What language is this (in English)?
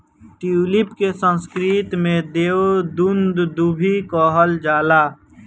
Bhojpuri